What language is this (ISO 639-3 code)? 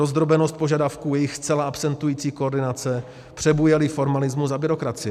ces